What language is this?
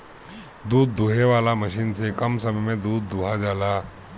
Bhojpuri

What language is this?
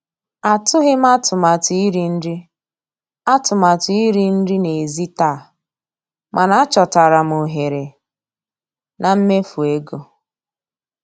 Igbo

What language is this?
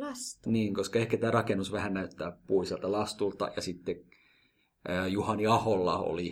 Finnish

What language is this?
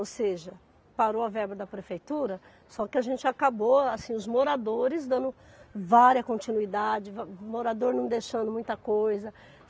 Portuguese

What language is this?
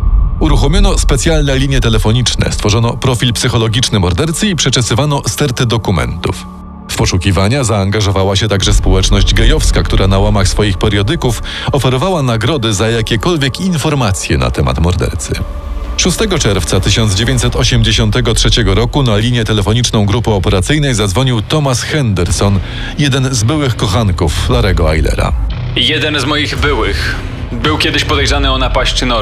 Polish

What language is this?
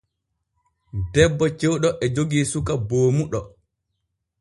Borgu Fulfulde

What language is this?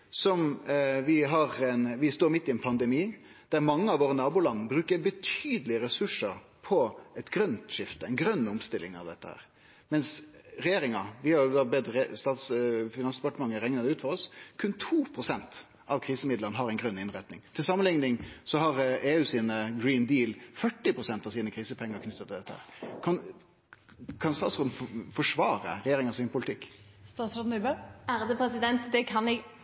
Norwegian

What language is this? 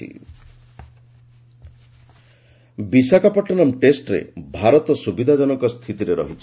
Odia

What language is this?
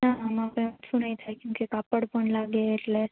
Gujarati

